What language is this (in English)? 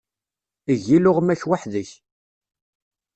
Kabyle